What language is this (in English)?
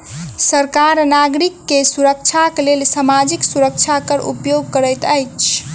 Maithili